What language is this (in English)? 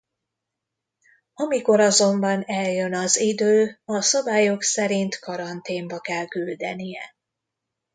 Hungarian